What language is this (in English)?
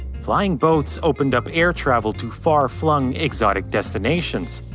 English